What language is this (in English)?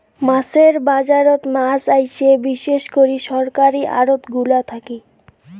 Bangla